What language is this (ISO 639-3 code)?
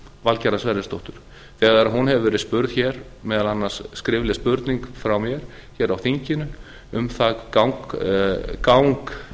isl